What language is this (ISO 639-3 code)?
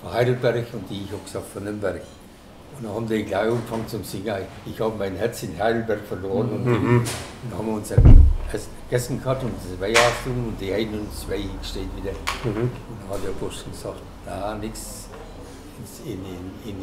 deu